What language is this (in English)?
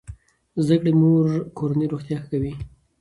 Pashto